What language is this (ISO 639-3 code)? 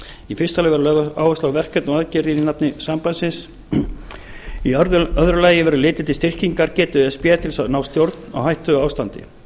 isl